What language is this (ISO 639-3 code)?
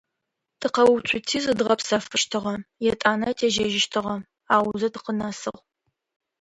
ady